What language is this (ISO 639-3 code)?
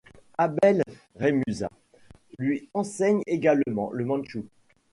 fra